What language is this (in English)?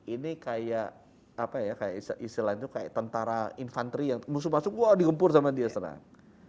Indonesian